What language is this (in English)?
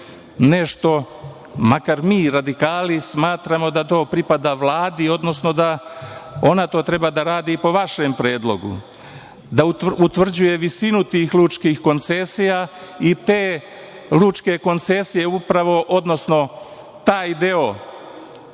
Serbian